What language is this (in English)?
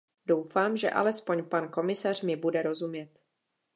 Czech